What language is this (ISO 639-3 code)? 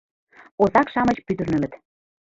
chm